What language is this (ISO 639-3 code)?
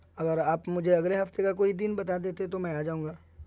urd